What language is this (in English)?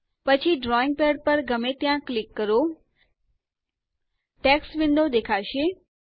Gujarati